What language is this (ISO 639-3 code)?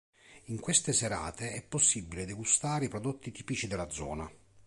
ita